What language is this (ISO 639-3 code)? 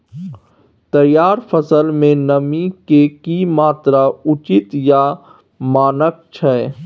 mai